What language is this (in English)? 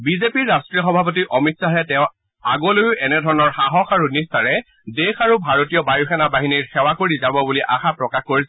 Assamese